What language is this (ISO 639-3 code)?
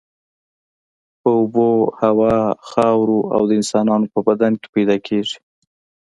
pus